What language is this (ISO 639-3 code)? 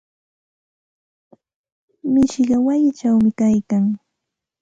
qxt